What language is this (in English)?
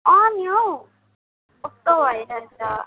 Nepali